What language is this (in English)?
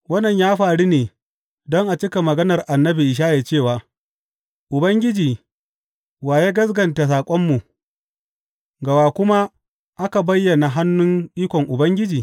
Hausa